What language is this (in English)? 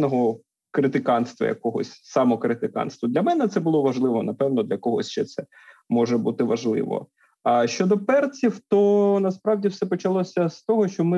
Ukrainian